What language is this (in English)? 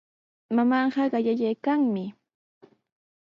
Sihuas Ancash Quechua